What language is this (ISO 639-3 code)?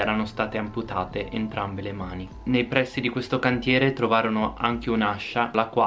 ita